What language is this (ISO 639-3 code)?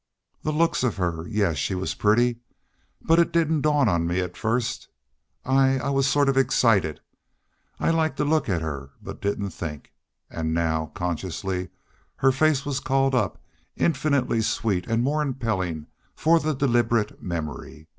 eng